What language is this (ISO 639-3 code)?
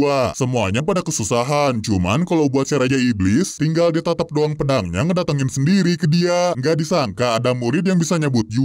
ind